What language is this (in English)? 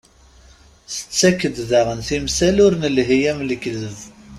Kabyle